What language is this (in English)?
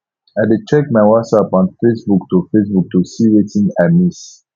Nigerian Pidgin